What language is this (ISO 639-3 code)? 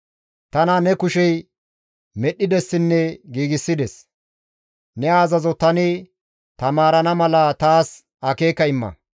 gmv